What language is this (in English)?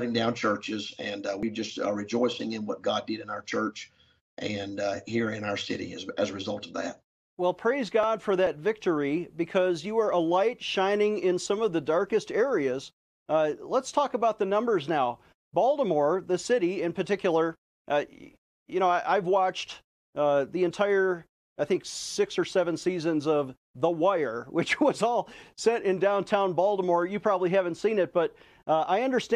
English